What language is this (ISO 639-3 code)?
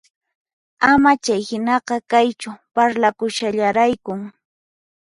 qxp